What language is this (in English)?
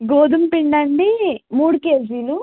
Telugu